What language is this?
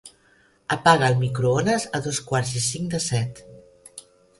Catalan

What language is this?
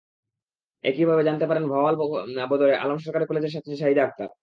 Bangla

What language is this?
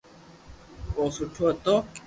Loarki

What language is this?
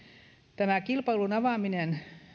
Finnish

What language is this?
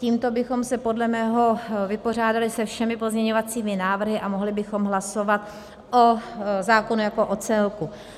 Czech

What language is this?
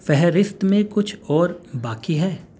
Urdu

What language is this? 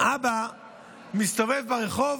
Hebrew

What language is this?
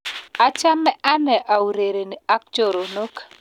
Kalenjin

